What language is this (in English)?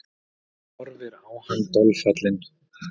Icelandic